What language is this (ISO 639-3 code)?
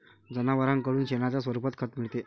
mar